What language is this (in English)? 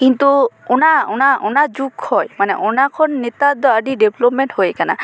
Santali